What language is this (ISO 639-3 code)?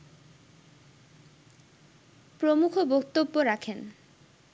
ben